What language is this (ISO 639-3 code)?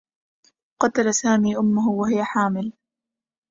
ara